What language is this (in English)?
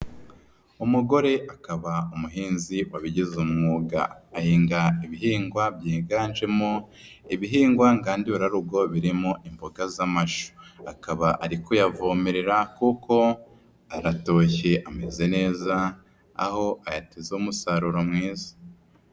Kinyarwanda